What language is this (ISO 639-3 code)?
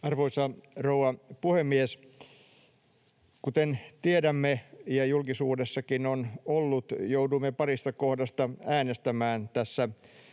fin